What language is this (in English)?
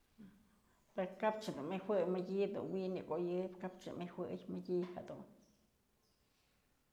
Mazatlán Mixe